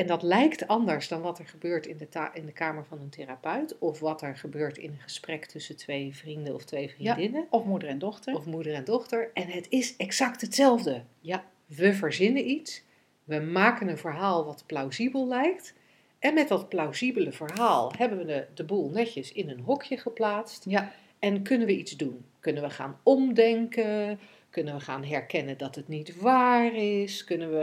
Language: Dutch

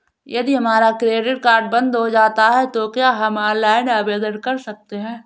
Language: Hindi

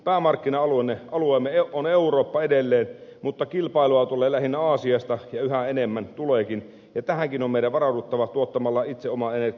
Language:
Finnish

